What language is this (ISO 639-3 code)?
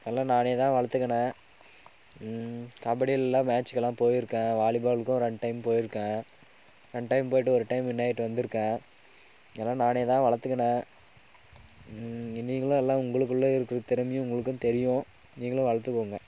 tam